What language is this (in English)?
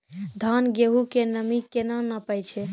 Maithili